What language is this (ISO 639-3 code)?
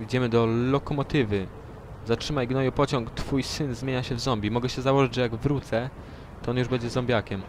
pol